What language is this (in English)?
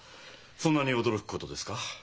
Japanese